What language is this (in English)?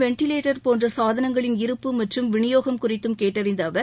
Tamil